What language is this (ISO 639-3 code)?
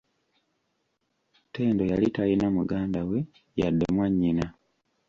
lug